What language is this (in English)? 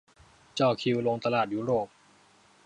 Thai